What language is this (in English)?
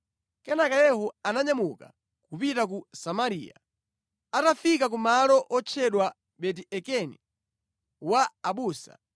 Nyanja